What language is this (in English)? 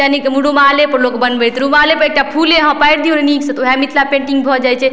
Maithili